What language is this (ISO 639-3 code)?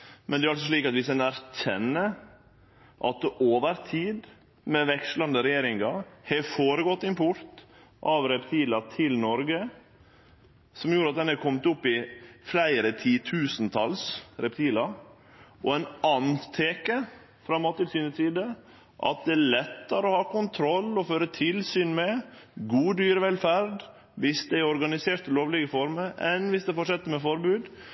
nno